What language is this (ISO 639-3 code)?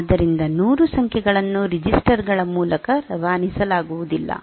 kan